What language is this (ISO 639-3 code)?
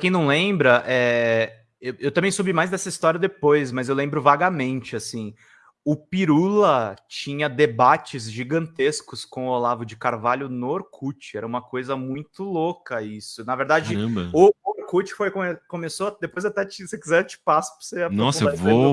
por